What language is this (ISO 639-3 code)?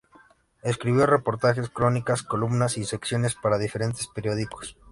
spa